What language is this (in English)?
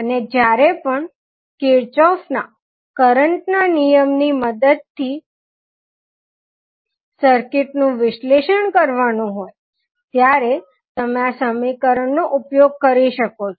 Gujarati